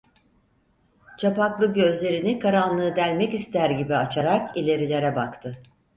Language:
Turkish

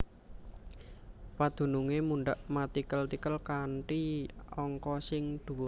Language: Javanese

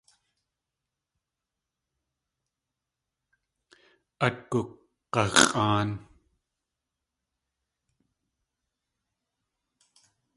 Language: Tlingit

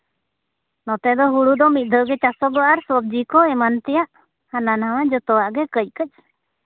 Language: Santali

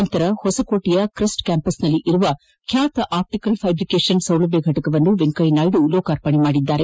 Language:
Kannada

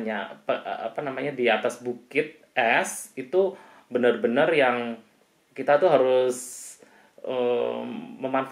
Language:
Indonesian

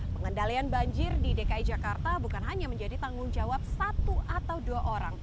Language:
Indonesian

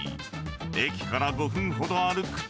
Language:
Japanese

